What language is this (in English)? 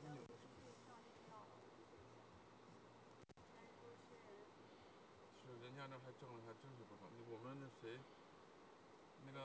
Chinese